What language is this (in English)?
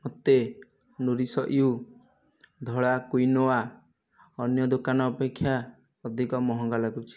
Odia